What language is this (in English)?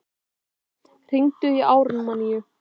Icelandic